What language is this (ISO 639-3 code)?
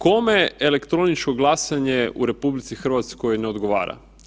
hrv